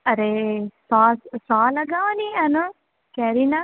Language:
Gujarati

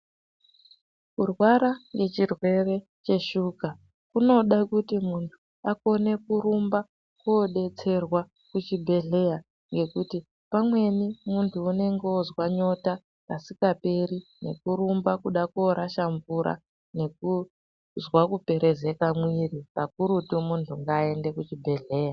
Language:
Ndau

